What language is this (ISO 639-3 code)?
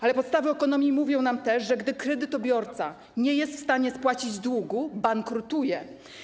pol